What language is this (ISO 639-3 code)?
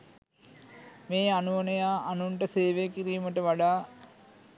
sin